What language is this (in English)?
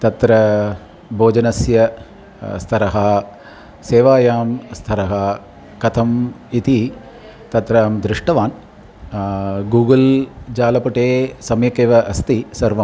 Sanskrit